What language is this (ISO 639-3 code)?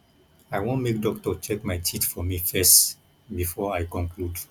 pcm